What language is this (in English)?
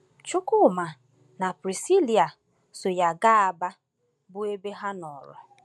Igbo